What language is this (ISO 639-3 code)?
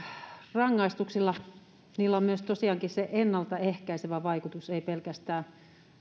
fin